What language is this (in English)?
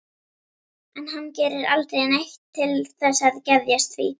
Icelandic